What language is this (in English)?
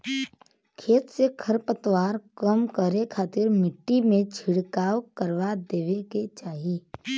Bhojpuri